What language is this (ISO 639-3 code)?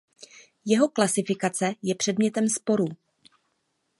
ces